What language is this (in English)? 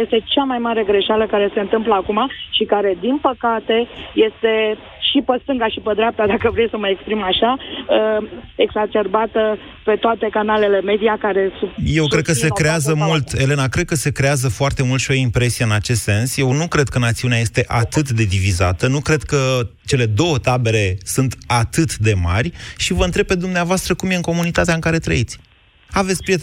Romanian